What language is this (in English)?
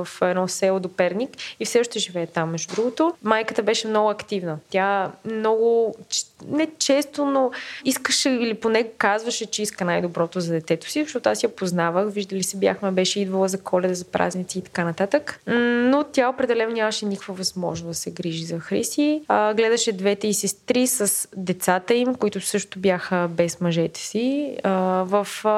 Bulgarian